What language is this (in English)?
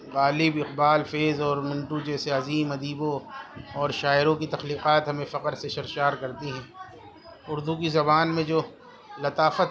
Urdu